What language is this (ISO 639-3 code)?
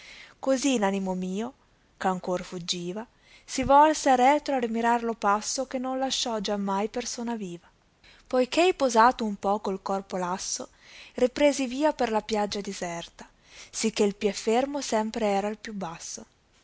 ita